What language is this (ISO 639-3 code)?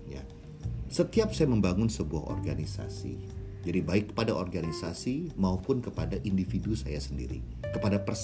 ind